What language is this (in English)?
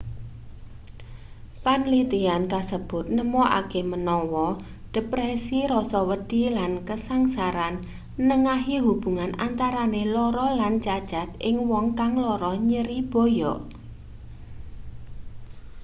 Javanese